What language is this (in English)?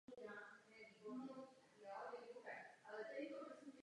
Czech